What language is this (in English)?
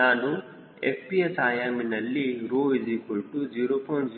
Kannada